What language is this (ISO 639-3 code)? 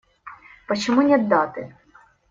rus